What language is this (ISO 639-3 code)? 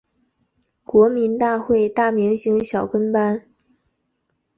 zho